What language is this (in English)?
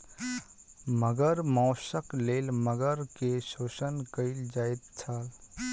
Maithili